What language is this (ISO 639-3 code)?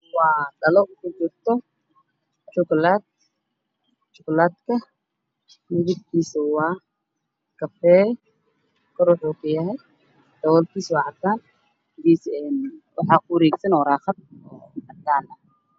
som